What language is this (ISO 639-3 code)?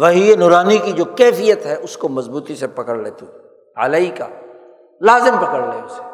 urd